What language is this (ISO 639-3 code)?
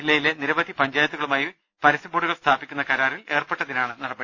mal